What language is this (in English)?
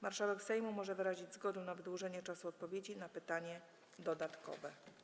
Polish